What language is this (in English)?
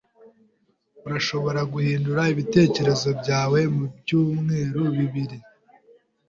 Kinyarwanda